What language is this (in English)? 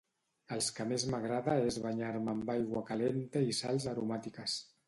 Catalan